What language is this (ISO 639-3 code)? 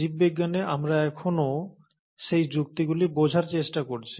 ben